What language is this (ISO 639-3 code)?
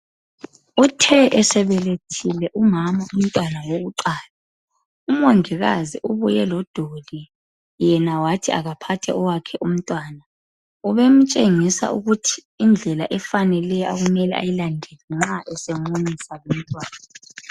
nde